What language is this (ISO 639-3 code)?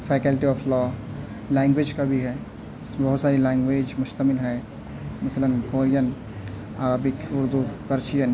urd